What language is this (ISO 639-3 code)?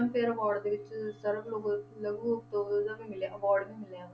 pan